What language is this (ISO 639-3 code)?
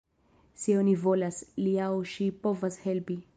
epo